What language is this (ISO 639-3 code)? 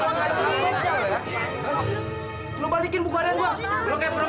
ind